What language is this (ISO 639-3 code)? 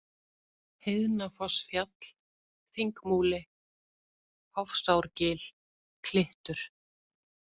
isl